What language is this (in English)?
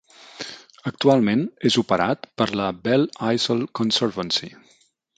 Catalan